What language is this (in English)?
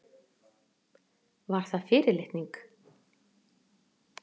Icelandic